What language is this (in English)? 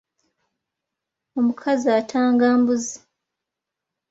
Ganda